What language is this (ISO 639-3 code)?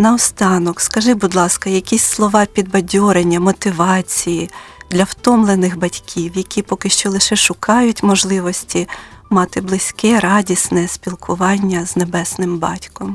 ukr